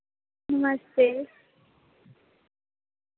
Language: Dogri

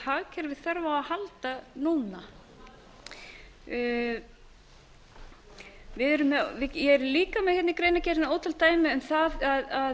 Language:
Icelandic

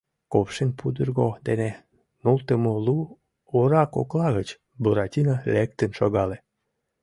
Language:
Mari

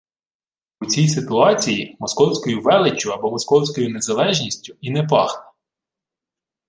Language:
Ukrainian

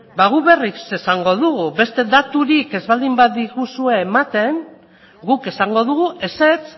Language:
Basque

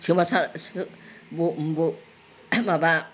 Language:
Bodo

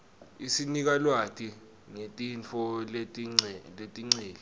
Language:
Swati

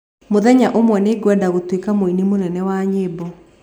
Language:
Kikuyu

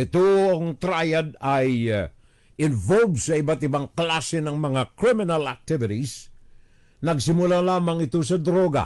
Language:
Filipino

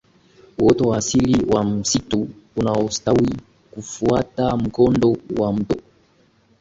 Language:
Swahili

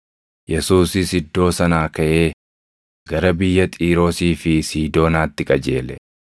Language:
Oromo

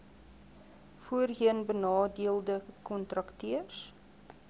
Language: Afrikaans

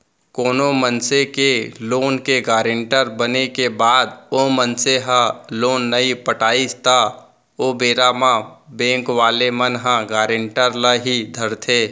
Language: Chhattisgarhi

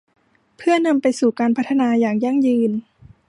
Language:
Thai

